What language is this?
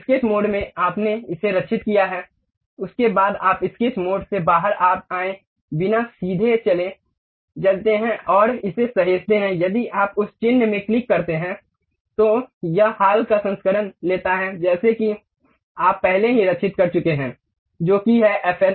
Hindi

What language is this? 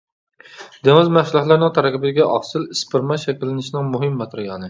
Uyghur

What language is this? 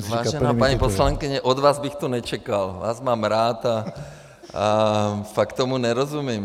Czech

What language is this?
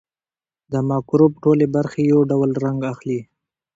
Pashto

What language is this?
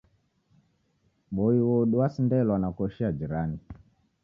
Taita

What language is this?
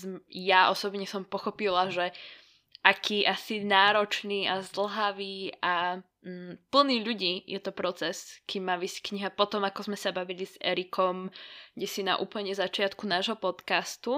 Slovak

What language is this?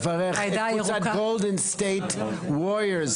Hebrew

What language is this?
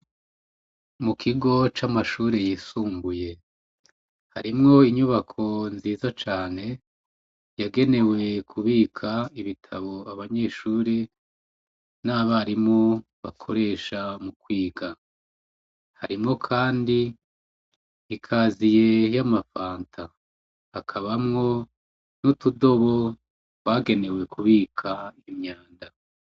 Rundi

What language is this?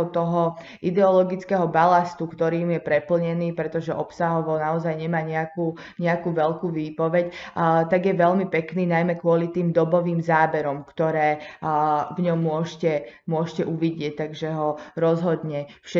Slovak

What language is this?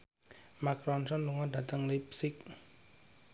Javanese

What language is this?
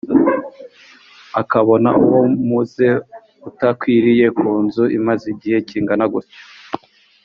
Kinyarwanda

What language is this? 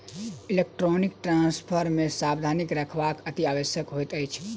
Maithili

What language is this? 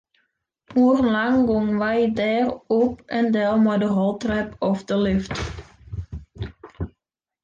Western Frisian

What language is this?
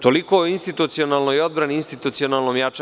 Serbian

